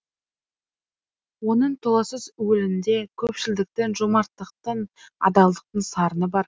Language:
Kazakh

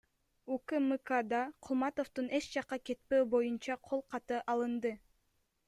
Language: Kyrgyz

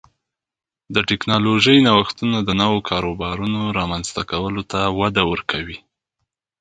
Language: Pashto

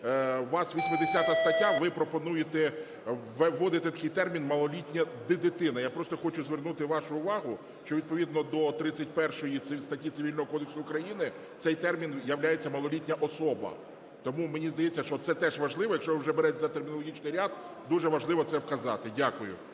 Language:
Ukrainian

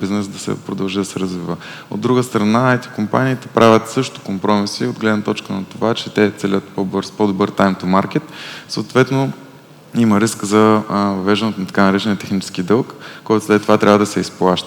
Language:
Bulgarian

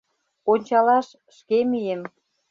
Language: Mari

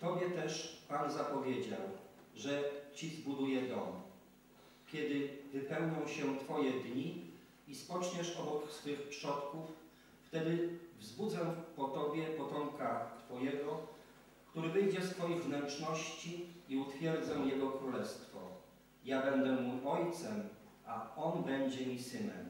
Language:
Polish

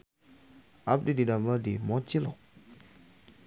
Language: Sundanese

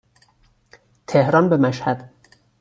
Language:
Persian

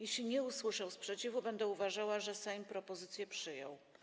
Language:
Polish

